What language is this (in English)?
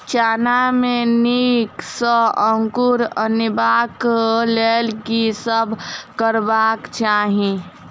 Maithili